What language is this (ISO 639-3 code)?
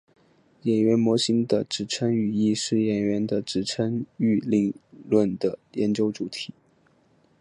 zho